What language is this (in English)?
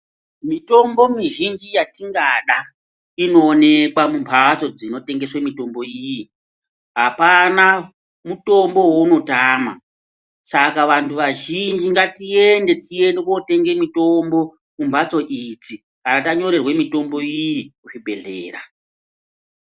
Ndau